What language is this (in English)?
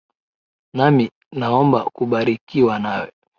Swahili